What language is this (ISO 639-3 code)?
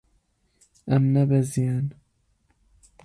kur